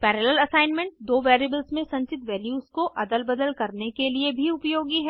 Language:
Hindi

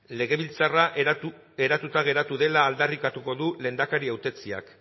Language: Basque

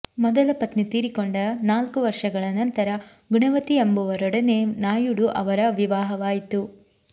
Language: Kannada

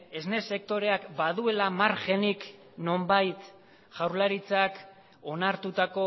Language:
Basque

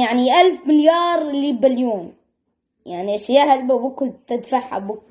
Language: Arabic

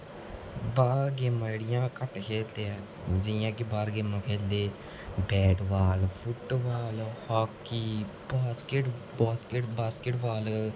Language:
Dogri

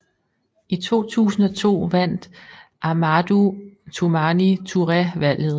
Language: Danish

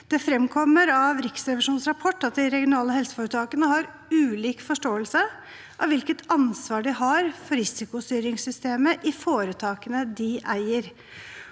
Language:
Norwegian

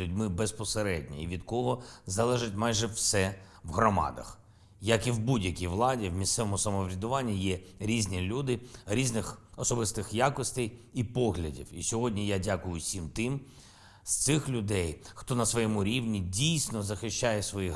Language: Ukrainian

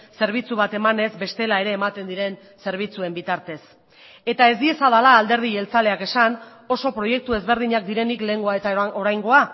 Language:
Basque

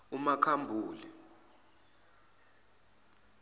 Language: Zulu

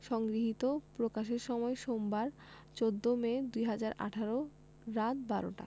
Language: Bangla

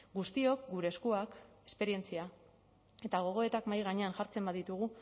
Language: Basque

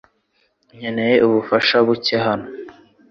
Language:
Kinyarwanda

